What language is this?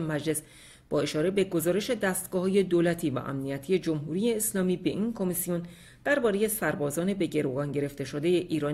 Persian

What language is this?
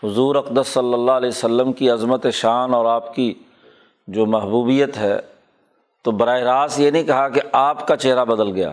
Urdu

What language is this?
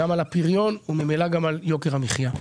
Hebrew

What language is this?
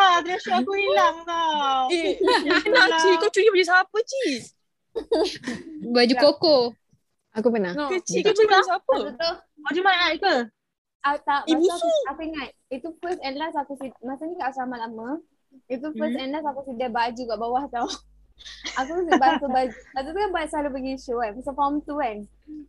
Malay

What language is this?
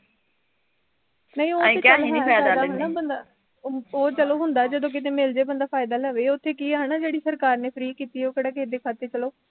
Punjabi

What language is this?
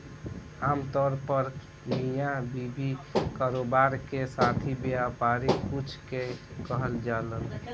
Bhojpuri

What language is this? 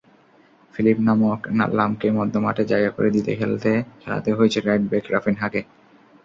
Bangla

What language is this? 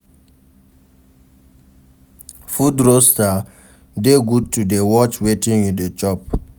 Nigerian Pidgin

